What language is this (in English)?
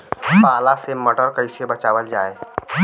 Bhojpuri